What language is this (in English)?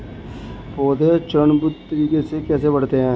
Hindi